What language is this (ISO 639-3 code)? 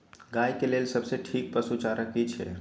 mai